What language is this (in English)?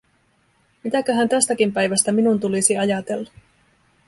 Finnish